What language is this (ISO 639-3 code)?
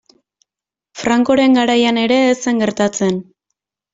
eus